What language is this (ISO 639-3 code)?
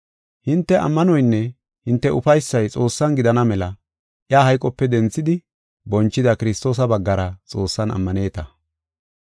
gof